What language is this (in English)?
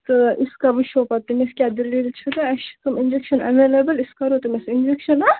Kashmiri